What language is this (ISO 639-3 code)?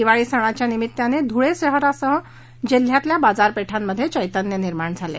mar